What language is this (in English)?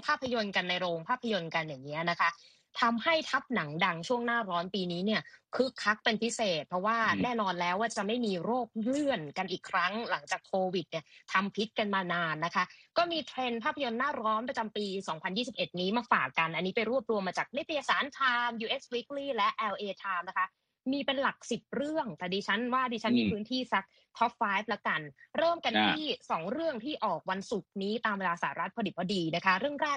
Thai